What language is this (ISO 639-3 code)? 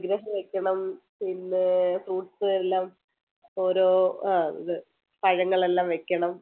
mal